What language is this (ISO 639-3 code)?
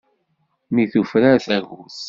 kab